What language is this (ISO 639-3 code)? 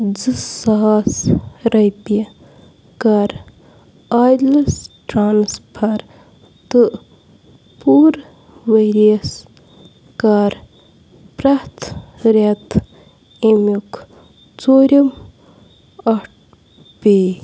kas